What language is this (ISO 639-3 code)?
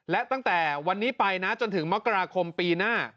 tha